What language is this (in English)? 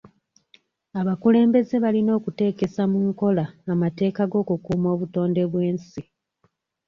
Ganda